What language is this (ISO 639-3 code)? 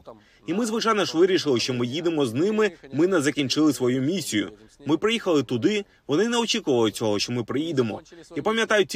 ukr